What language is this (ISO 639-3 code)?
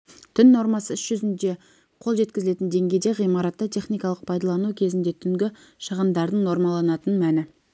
kaz